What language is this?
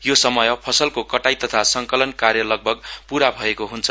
Nepali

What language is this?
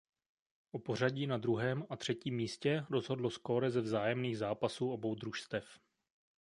Czech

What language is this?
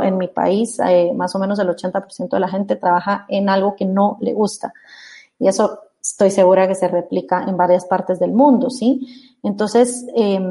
Spanish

